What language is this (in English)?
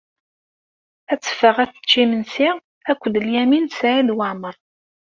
Kabyle